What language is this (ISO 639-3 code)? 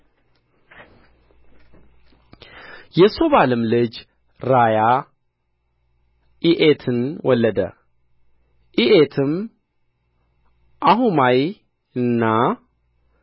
amh